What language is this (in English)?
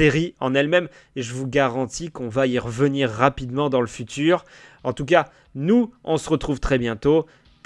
French